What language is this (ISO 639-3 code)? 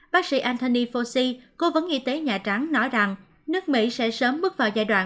vie